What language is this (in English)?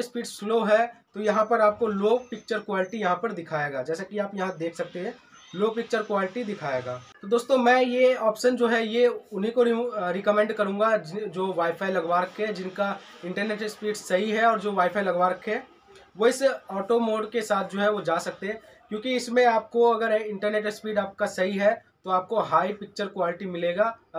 Hindi